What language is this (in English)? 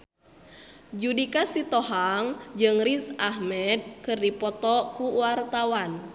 Sundanese